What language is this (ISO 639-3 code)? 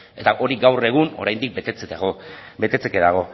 eus